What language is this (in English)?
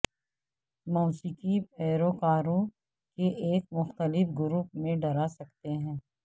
Urdu